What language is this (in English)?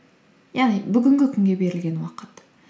Kazakh